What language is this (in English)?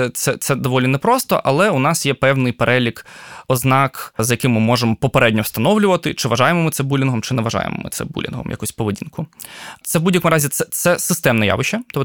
Ukrainian